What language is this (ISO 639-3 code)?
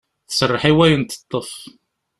kab